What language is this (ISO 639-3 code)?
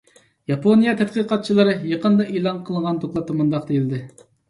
uig